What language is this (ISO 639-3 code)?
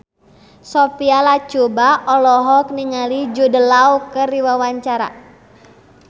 sun